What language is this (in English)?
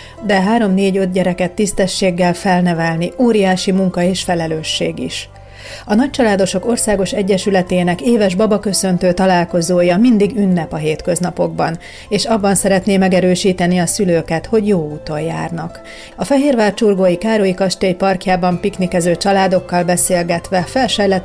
Hungarian